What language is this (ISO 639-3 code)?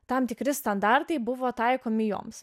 lit